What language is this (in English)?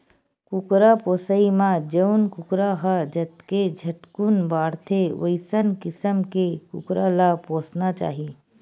Chhattisgarhi